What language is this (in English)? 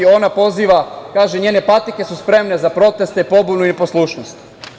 Serbian